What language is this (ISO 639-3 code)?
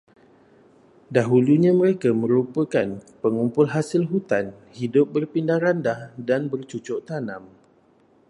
msa